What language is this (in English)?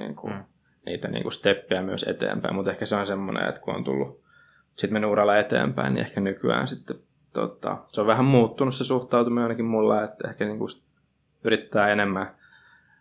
Finnish